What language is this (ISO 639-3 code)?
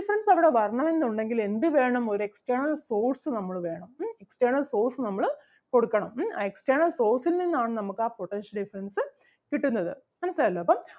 mal